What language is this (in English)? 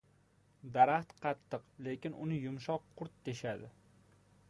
Uzbek